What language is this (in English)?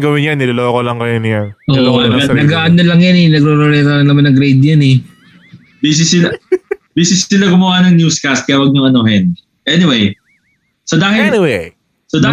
Filipino